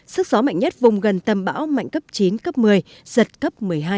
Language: Vietnamese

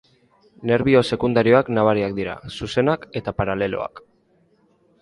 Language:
Basque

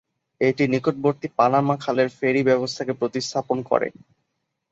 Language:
Bangla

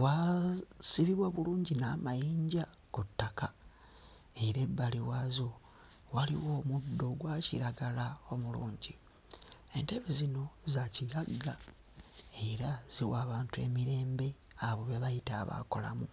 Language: Ganda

